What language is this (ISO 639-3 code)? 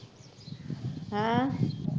pan